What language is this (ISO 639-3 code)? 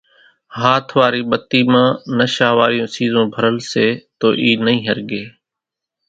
gjk